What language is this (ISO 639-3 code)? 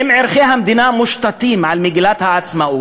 heb